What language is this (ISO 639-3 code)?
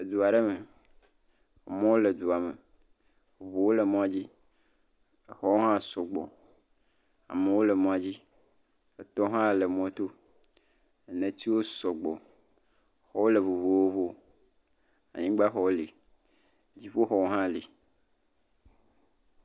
ewe